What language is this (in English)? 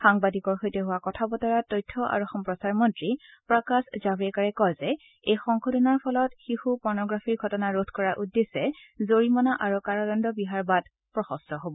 Assamese